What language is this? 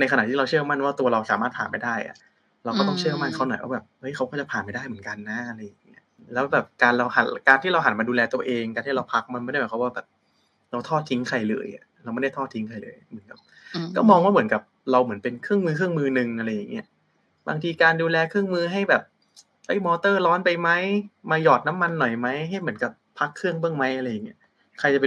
Thai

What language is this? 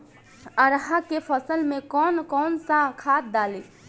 Bhojpuri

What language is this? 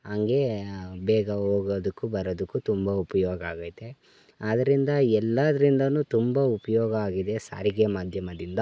Kannada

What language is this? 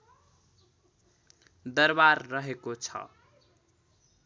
Nepali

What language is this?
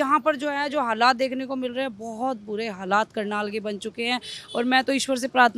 Hindi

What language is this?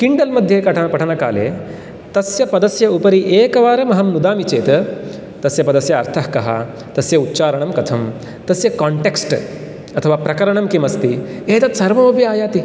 Sanskrit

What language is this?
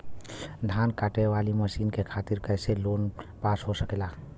Bhojpuri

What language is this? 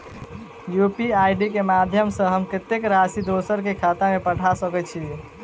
Maithili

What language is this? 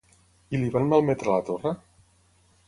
Catalan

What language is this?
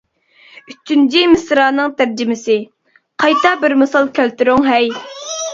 Uyghur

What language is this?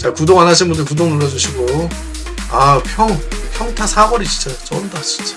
Korean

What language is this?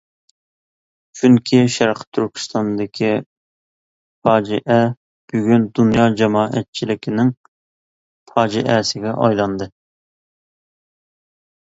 Uyghur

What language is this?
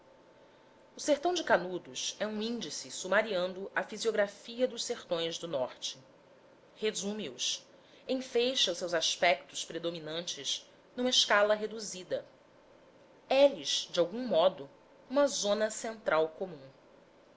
Portuguese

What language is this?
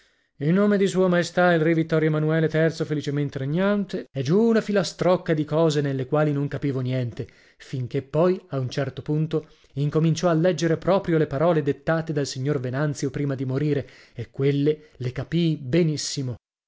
Italian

